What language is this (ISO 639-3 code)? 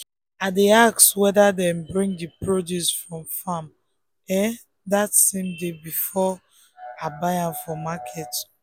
pcm